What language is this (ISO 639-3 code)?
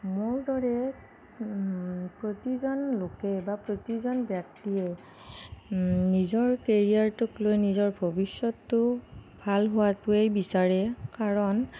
asm